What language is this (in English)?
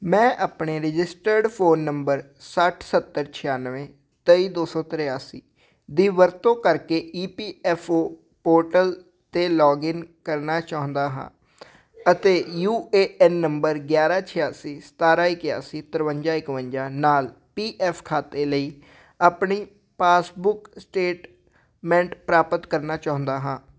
Punjabi